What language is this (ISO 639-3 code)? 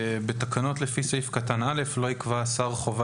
heb